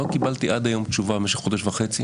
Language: Hebrew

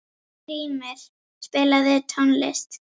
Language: Icelandic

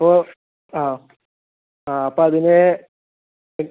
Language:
Malayalam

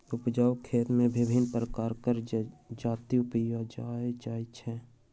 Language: Maithili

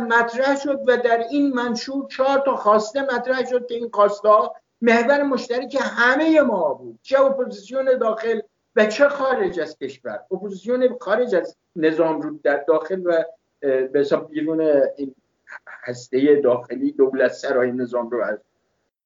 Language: Persian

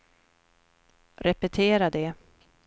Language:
Swedish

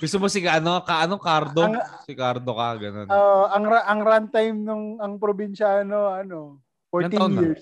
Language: Filipino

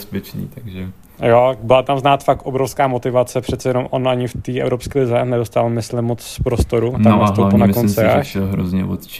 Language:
Czech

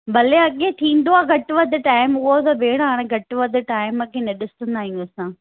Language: Sindhi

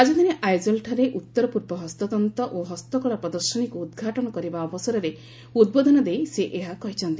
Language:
Odia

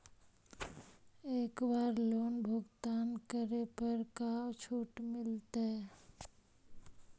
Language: Magahi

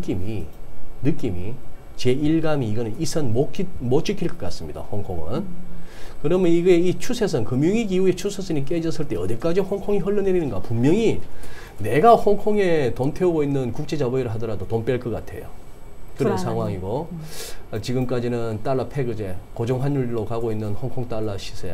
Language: Korean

